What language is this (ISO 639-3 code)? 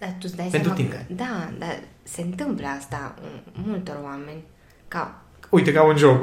ron